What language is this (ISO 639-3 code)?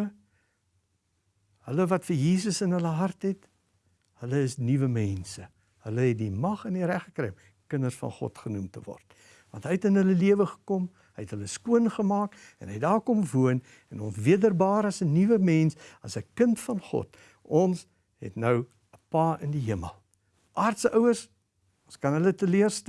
nld